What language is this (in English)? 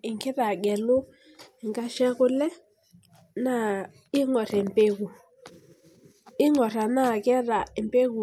Masai